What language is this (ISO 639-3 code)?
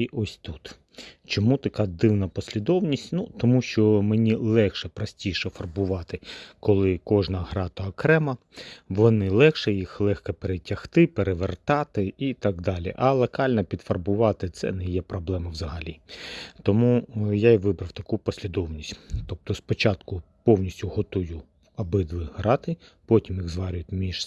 ukr